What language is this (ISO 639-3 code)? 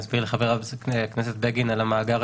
heb